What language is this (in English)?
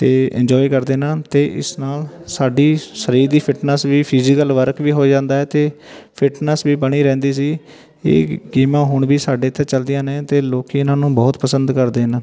Punjabi